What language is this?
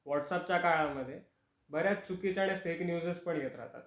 Marathi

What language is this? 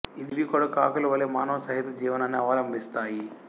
Telugu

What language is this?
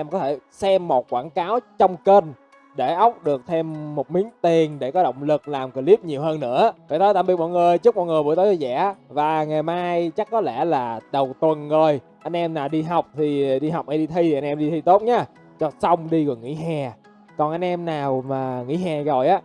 Vietnamese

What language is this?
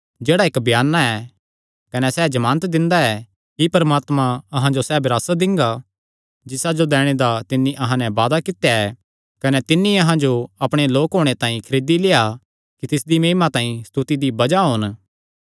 Kangri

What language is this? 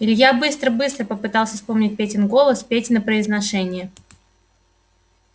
Russian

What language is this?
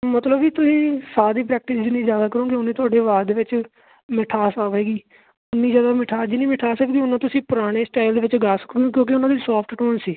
Punjabi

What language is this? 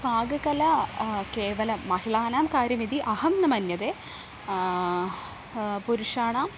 Sanskrit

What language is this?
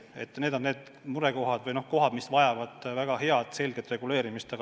Estonian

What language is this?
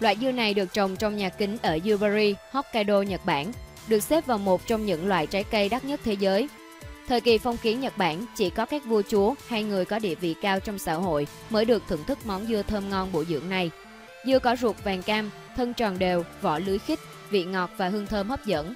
Vietnamese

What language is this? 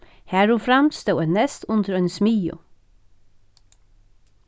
Faroese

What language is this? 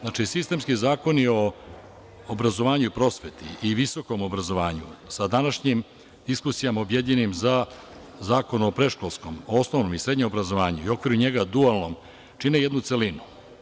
Serbian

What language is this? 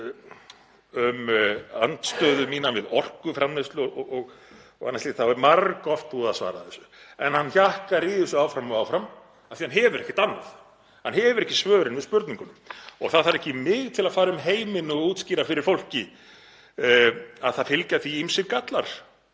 Icelandic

